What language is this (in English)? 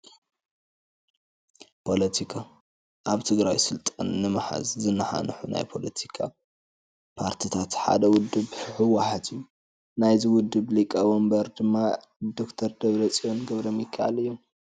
Tigrinya